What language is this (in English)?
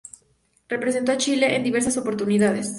Spanish